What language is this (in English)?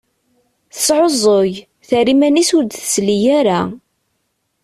Kabyle